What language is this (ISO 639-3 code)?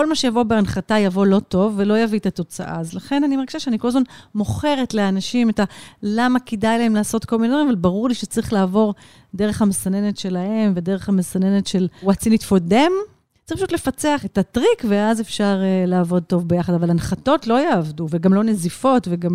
heb